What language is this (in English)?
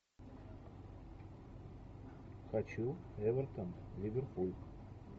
Russian